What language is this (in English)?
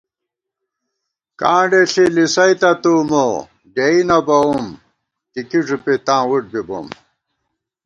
Gawar-Bati